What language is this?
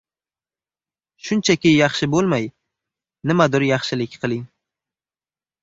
Uzbek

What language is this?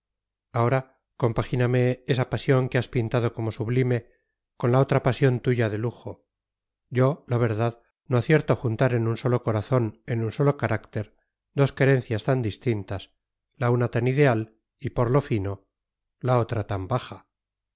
Spanish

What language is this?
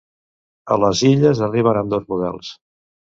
Catalan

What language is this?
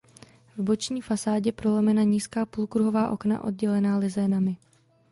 Czech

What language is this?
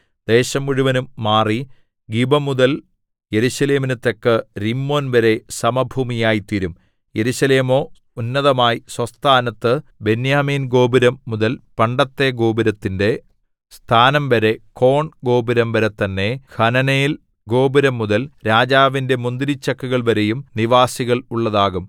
Malayalam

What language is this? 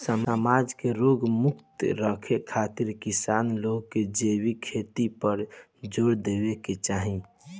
Bhojpuri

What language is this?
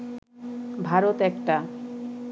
Bangla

